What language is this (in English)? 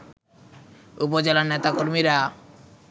Bangla